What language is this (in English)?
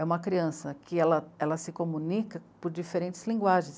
Portuguese